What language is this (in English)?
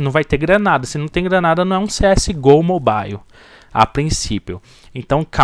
Portuguese